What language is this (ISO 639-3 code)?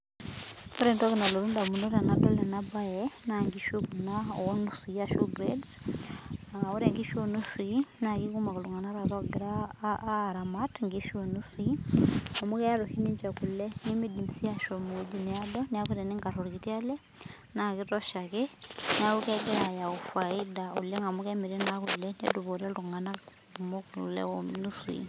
mas